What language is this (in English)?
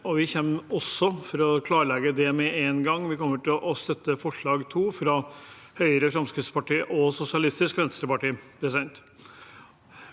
Norwegian